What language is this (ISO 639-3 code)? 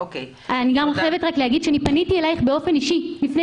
heb